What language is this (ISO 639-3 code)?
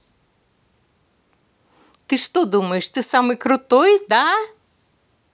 rus